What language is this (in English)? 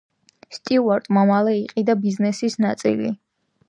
Georgian